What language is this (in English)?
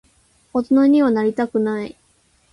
Japanese